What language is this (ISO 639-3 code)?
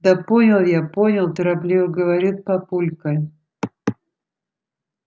rus